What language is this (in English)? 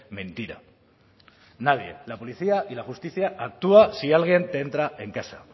Spanish